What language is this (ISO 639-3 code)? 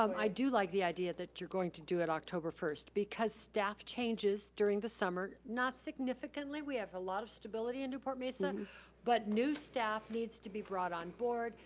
eng